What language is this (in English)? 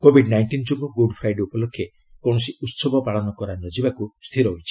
Odia